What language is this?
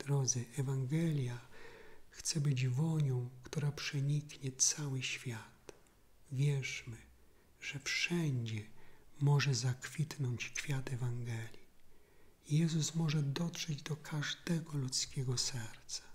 Polish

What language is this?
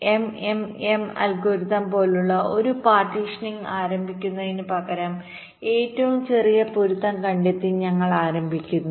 Malayalam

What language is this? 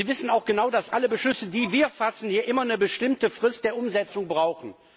German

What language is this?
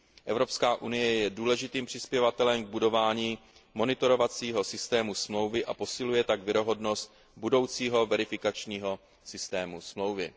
Czech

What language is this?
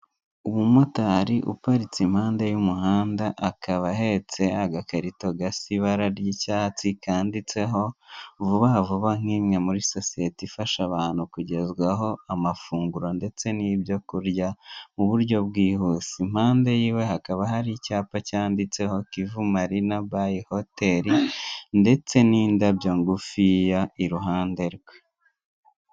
Kinyarwanda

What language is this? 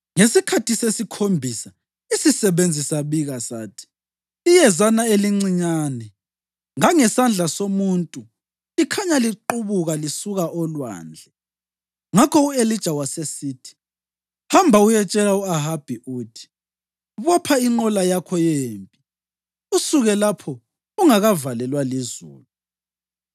North Ndebele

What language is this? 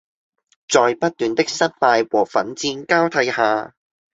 Cantonese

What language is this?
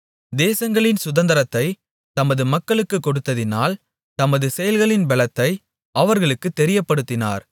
Tamil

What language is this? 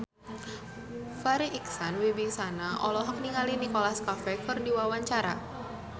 Sundanese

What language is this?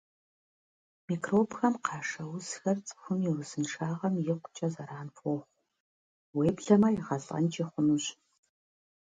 Kabardian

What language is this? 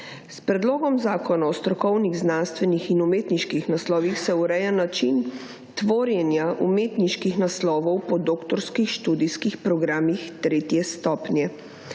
Slovenian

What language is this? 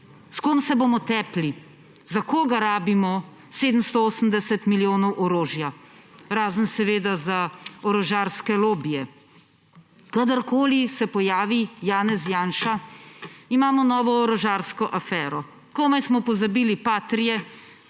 Slovenian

